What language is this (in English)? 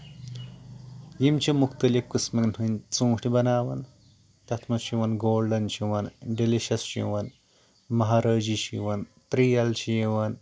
Kashmiri